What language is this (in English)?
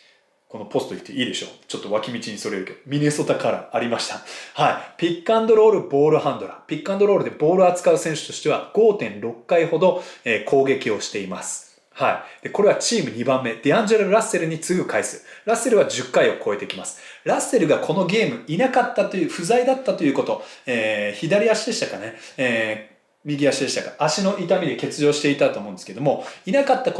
Japanese